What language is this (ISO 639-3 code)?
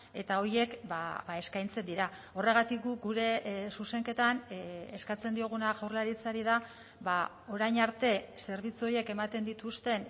eus